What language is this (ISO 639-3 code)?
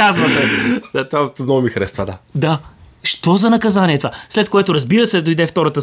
bul